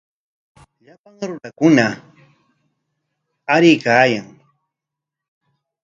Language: Corongo Ancash Quechua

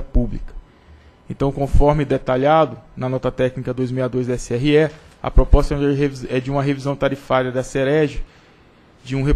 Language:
Portuguese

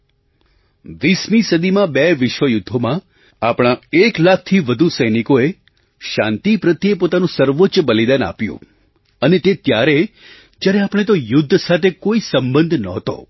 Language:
Gujarati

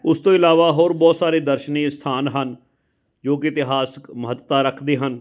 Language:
Punjabi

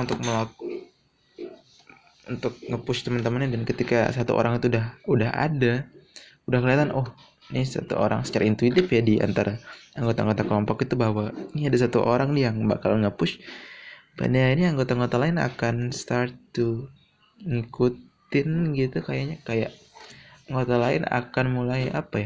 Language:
Indonesian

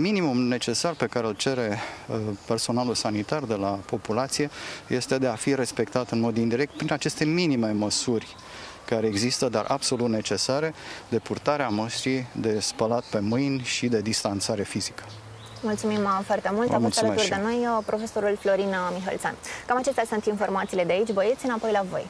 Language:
Romanian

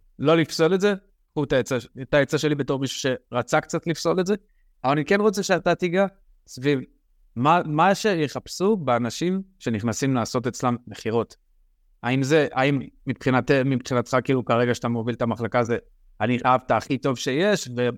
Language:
Hebrew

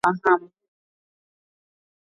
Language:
Swahili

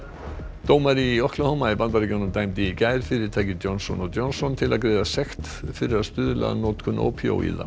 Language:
Icelandic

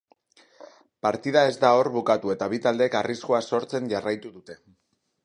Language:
Basque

